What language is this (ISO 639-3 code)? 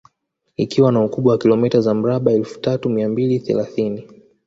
swa